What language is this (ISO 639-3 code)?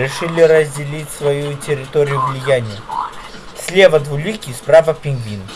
rus